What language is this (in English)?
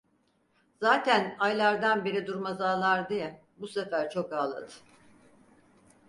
Turkish